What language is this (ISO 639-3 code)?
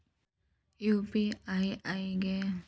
kan